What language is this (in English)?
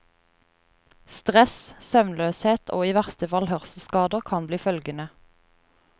Norwegian